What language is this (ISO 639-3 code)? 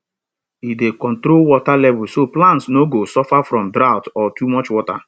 pcm